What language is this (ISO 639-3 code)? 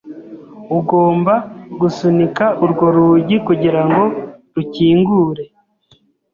kin